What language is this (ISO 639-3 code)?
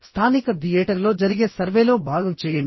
tel